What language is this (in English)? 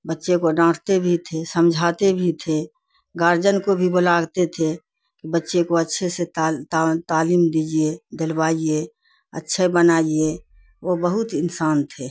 Urdu